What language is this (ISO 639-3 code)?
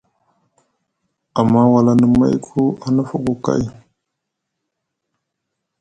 mug